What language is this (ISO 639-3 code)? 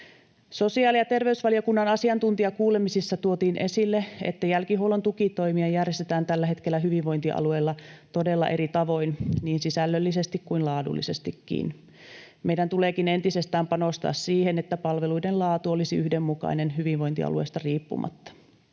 fin